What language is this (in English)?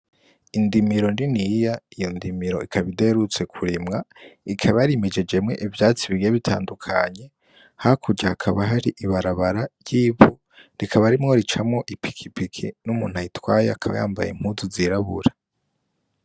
Rundi